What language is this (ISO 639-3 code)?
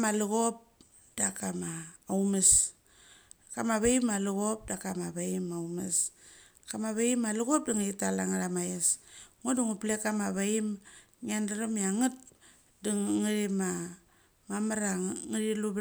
gcc